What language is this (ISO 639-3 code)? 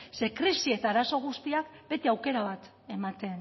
eus